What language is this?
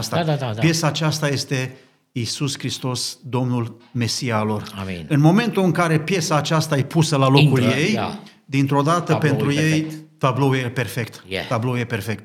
Romanian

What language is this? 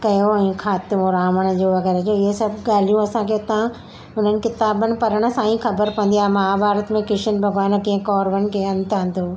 Sindhi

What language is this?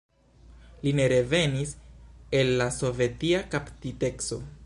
Esperanto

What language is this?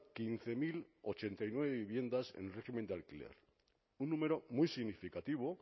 Spanish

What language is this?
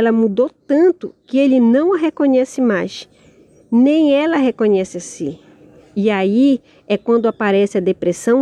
Portuguese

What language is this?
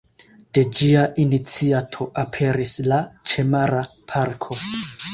Esperanto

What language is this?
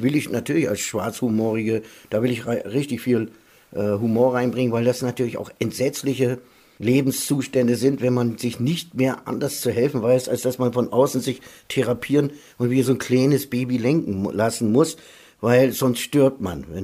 German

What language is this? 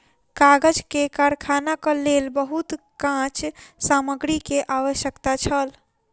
Maithili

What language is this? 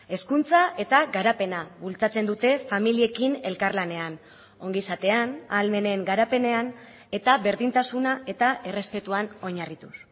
Basque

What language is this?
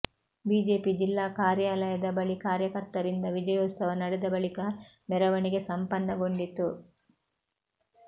Kannada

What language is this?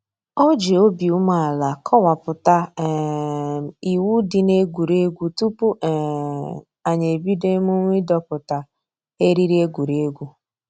Igbo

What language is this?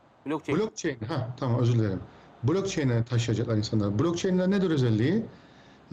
Turkish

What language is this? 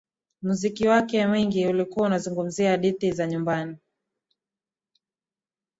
Swahili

